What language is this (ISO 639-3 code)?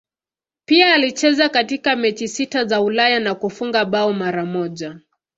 swa